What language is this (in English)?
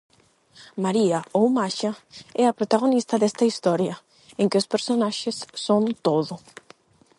Galician